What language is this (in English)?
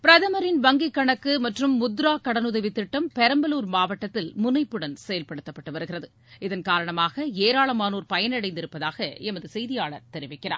Tamil